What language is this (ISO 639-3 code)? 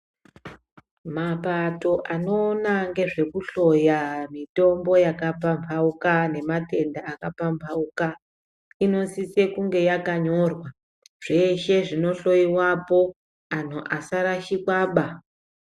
ndc